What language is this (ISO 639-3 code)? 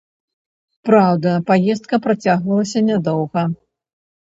bel